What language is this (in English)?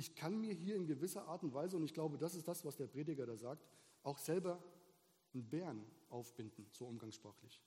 German